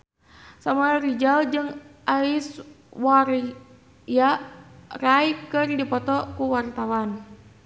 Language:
Sundanese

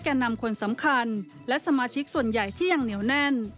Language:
Thai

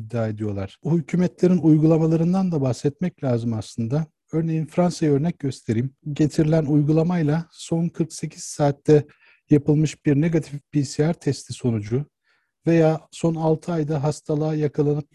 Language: Turkish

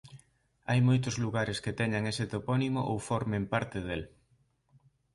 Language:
Galician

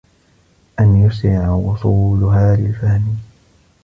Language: Arabic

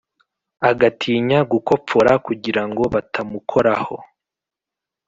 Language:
Kinyarwanda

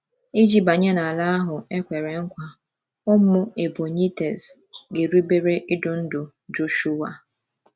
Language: Igbo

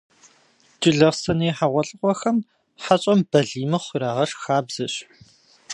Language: Kabardian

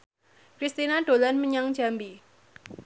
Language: Javanese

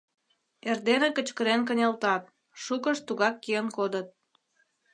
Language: Mari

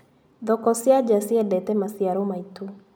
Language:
Kikuyu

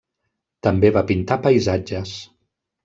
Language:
Catalan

